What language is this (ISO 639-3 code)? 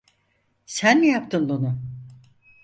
tur